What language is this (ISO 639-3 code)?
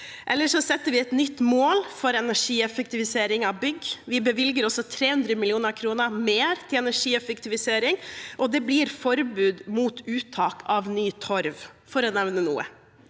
nor